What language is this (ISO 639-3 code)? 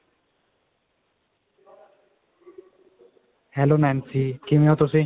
pan